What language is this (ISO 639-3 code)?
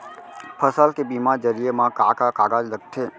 hne